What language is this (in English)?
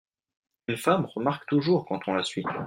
French